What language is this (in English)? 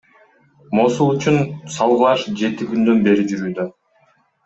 Kyrgyz